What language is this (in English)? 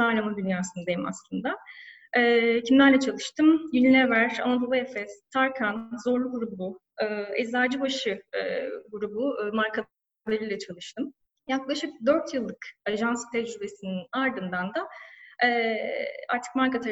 Turkish